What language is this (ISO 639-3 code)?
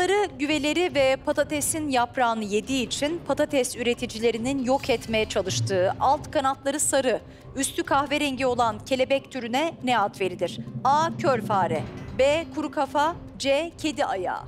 tur